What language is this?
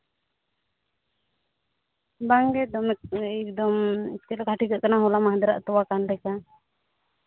Santali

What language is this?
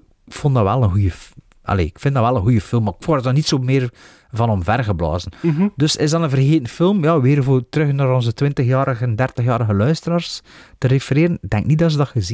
Dutch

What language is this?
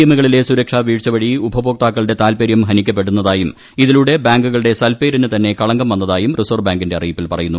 Malayalam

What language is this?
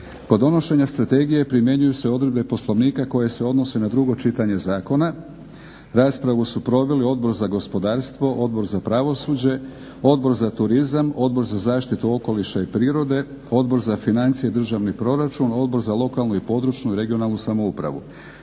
Croatian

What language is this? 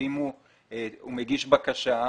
Hebrew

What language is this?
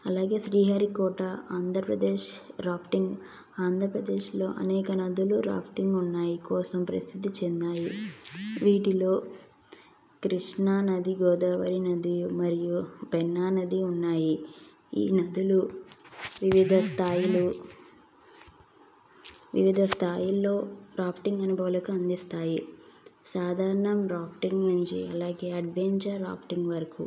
Telugu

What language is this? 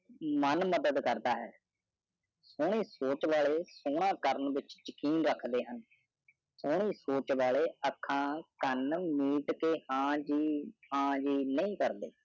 Punjabi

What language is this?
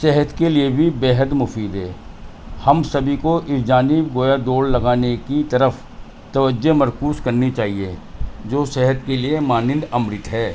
Urdu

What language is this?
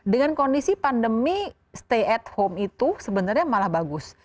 Indonesian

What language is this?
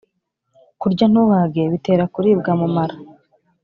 Kinyarwanda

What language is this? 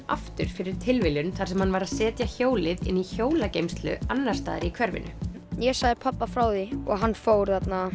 Icelandic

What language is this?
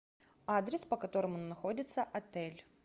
Russian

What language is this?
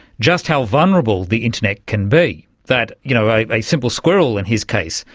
English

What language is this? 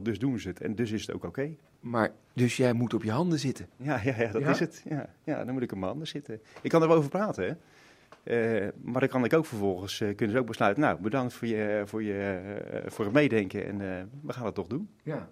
Dutch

